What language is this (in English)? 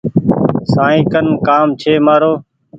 Goaria